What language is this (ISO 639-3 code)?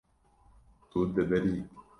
kur